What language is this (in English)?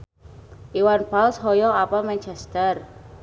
Sundanese